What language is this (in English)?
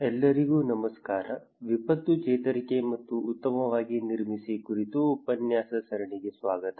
Kannada